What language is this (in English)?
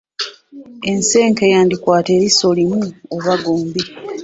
Ganda